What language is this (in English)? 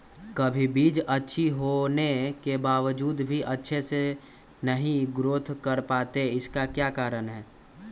Magahi